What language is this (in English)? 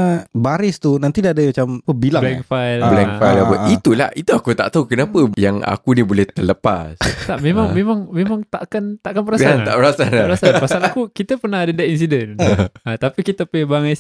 Malay